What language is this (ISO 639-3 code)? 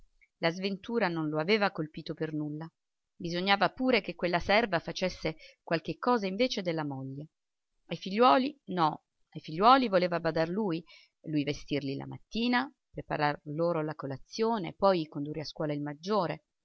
ita